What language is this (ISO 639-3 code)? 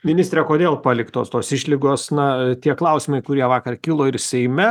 lit